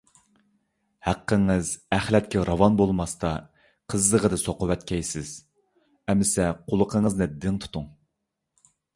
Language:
Uyghur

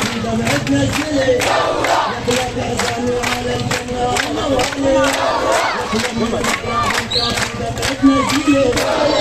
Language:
Arabic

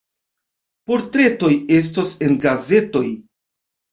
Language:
Esperanto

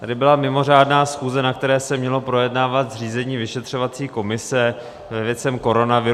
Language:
Czech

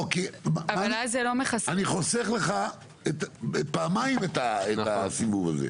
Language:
Hebrew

